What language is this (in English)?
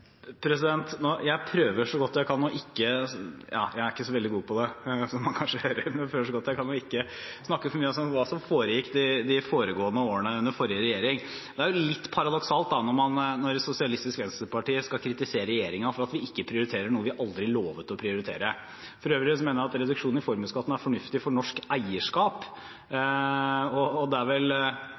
Norwegian